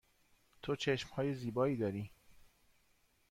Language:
Persian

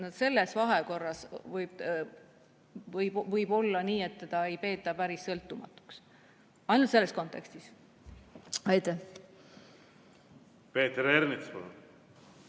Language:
Estonian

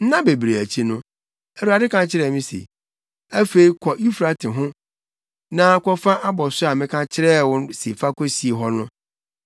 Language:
Akan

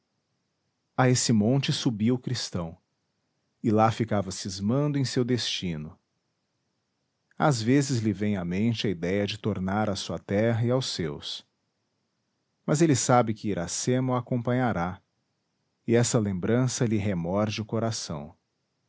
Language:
Portuguese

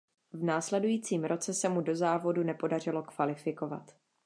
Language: Czech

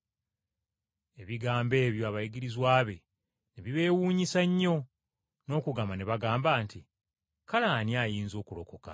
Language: Ganda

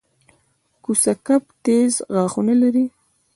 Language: Pashto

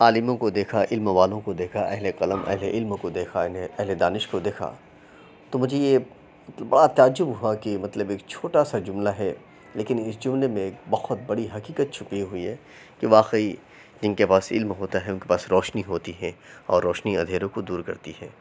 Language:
Urdu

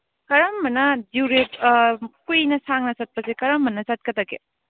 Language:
Manipuri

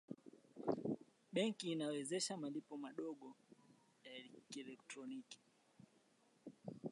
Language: Swahili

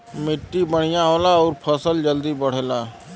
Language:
Bhojpuri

